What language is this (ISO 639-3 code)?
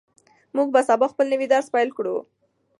pus